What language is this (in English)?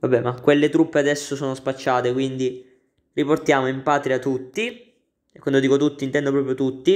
Italian